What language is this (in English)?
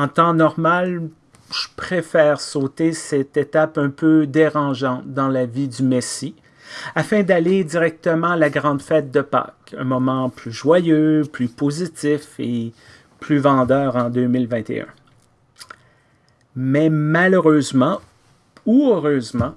French